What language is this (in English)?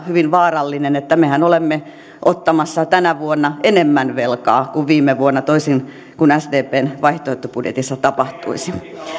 Finnish